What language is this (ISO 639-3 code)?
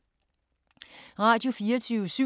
dan